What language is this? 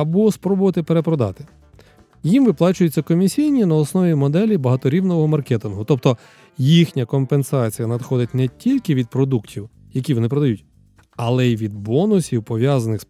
Ukrainian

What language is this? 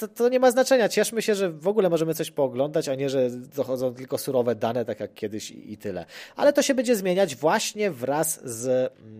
Polish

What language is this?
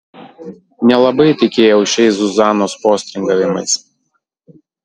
Lithuanian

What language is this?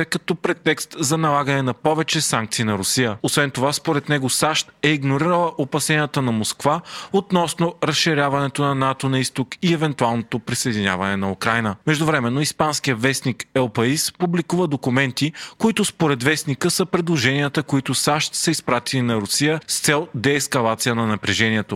Bulgarian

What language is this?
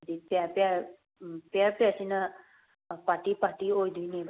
Manipuri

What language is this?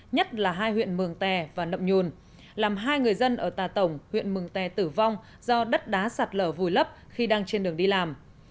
Vietnamese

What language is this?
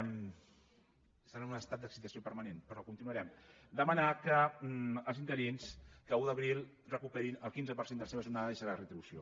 Catalan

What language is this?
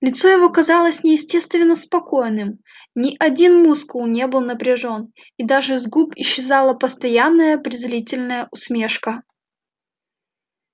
Russian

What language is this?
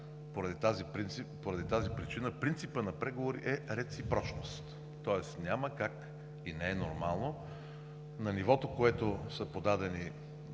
Bulgarian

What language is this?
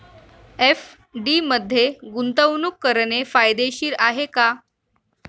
Marathi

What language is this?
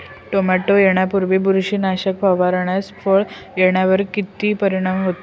Marathi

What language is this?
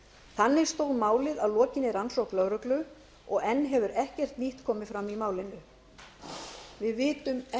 Icelandic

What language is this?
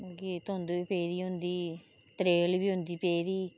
Dogri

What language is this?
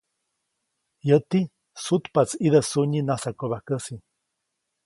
Copainalá Zoque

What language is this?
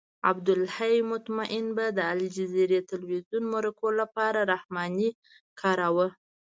Pashto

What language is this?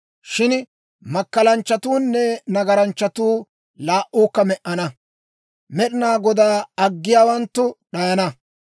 Dawro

